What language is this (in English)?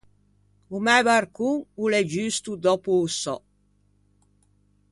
Ligurian